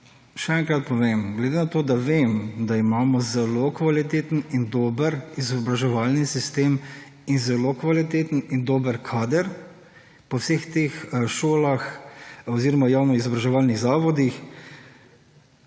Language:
Slovenian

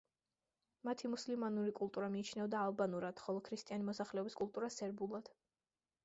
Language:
Georgian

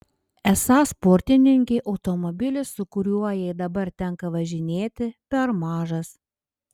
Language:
Lithuanian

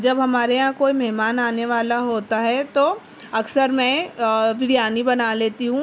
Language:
Urdu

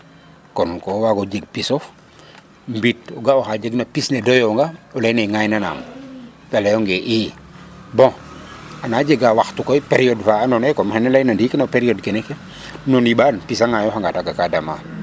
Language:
Serer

